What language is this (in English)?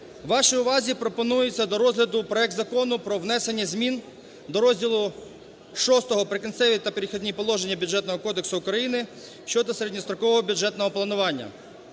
Ukrainian